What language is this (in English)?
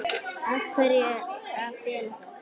Icelandic